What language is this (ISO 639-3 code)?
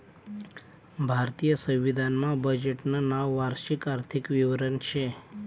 mar